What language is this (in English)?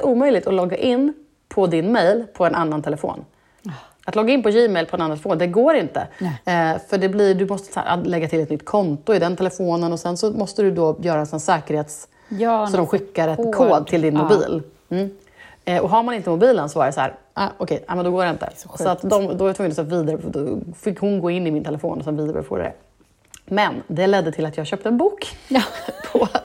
Swedish